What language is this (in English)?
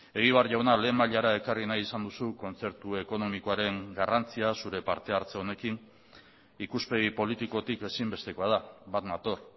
Basque